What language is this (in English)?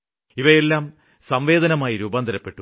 Malayalam